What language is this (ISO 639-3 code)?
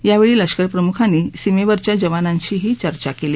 mar